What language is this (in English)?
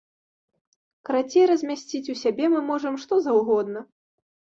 Belarusian